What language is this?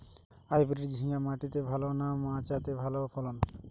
Bangla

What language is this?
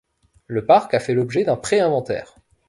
French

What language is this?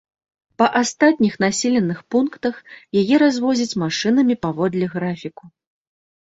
Belarusian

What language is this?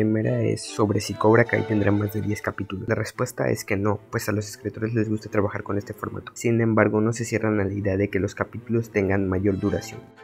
Spanish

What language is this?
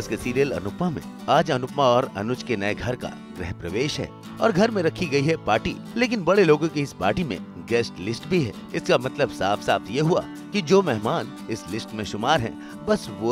Hindi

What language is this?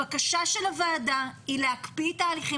Hebrew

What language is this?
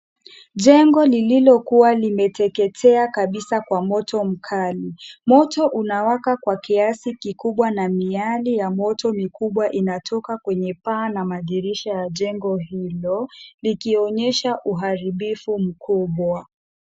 Swahili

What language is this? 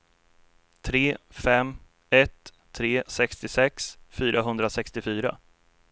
Swedish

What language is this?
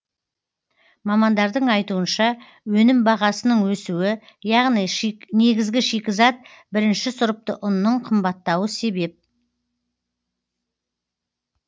Kazakh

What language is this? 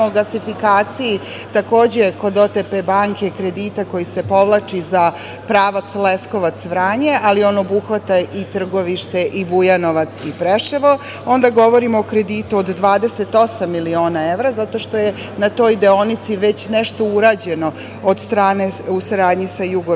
Serbian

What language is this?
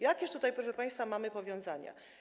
Polish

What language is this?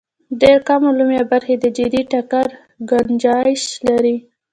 Pashto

